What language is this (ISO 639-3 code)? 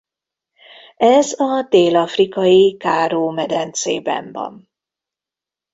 hun